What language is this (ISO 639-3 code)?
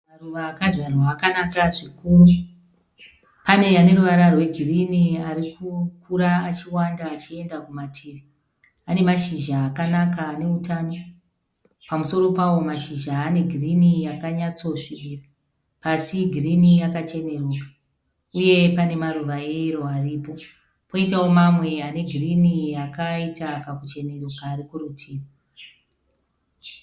sna